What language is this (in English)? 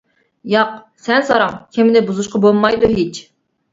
Uyghur